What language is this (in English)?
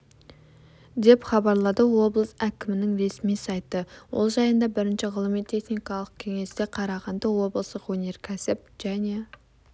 Kazakh